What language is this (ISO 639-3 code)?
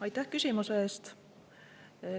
est